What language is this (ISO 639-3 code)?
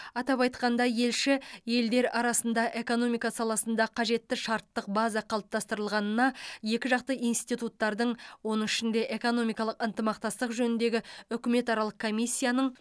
kaz